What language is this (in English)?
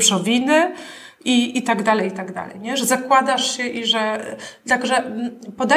Polish